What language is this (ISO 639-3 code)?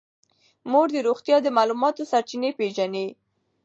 pus